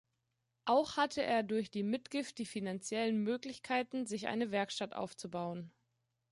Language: German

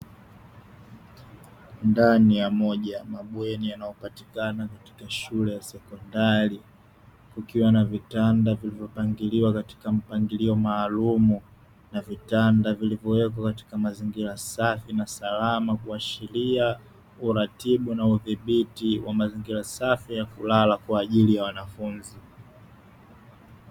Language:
Swahili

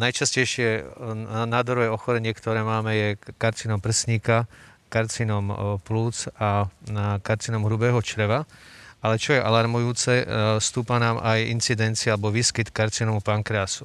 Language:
Slovak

